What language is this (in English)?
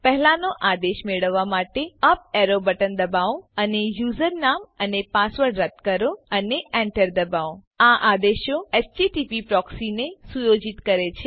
Gujarati